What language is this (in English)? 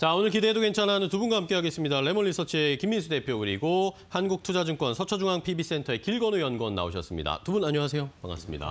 Korean